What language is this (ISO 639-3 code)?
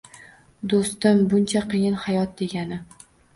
uzb